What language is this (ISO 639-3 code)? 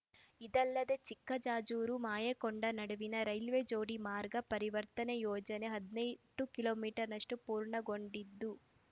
kan